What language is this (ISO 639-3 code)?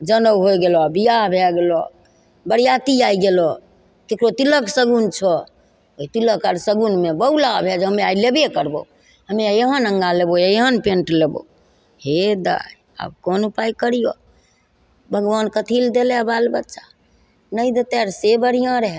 mai